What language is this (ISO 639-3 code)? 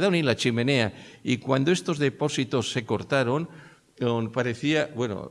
spa